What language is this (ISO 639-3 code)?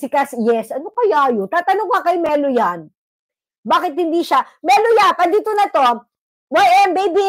fil